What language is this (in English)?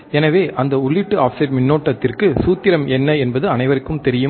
Tamil